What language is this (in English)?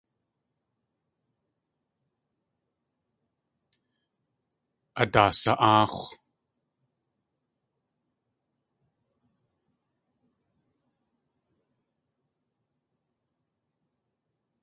Tlingit